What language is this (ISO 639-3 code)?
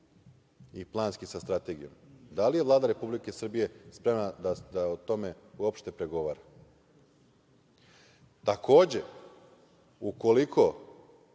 srp